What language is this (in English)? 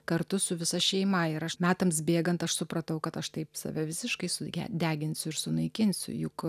Lithuanian